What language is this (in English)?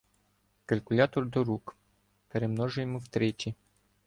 Ukrainian